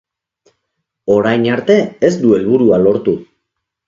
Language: Basque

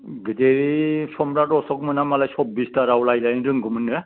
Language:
Bodo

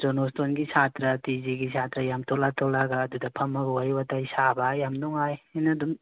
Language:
Manipuri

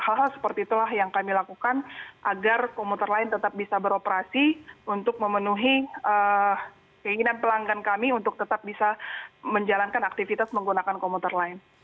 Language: Indonesian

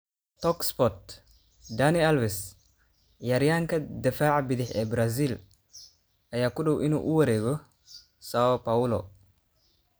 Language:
Somali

